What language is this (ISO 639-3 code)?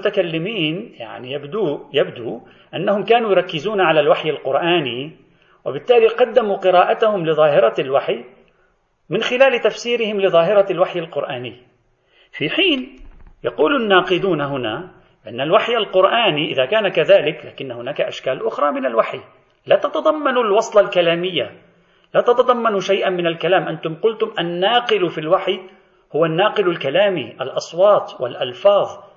ara